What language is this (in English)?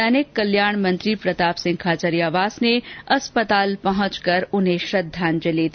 Hindi